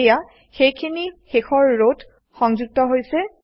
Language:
Assamese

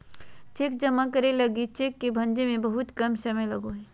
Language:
Magahi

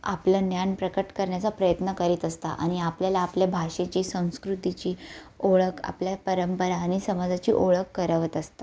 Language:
Marathi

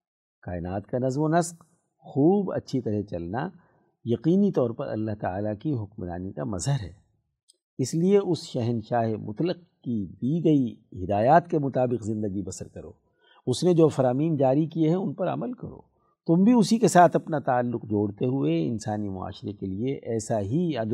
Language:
Urdu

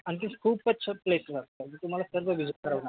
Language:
Marathi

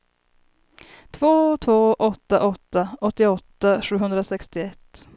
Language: Swedish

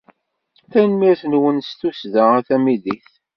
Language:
Kabyle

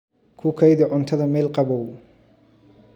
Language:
Somali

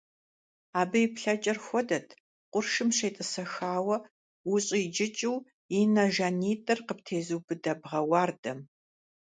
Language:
Kabardian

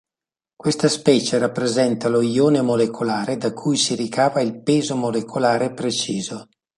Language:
Italian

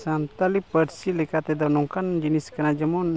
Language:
Santali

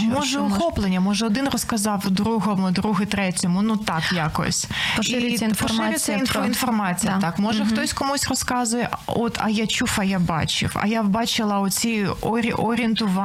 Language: Ukrainian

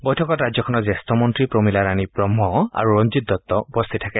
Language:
Assamese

